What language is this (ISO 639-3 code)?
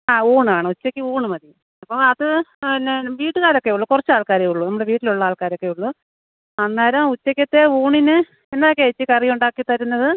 mal